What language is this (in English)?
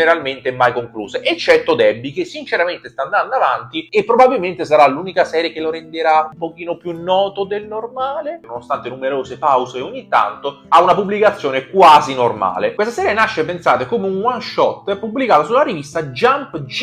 Italian